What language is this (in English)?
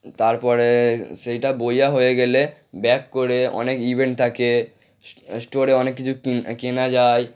Bangla